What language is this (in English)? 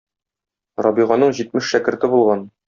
Tatar